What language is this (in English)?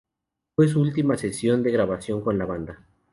Spanish